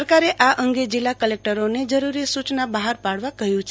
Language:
Gujarati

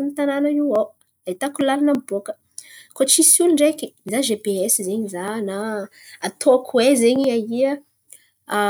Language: Antankarana Malagasy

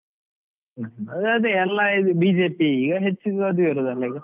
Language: Kannada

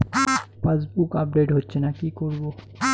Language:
Bangla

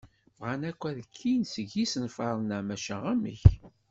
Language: Kabyle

